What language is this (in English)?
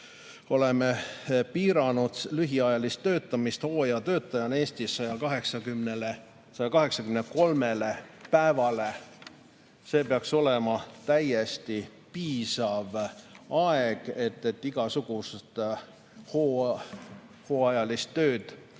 Estonian